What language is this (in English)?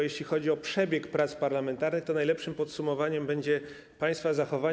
Polish